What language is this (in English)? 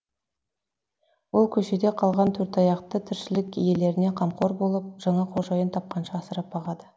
Kazakh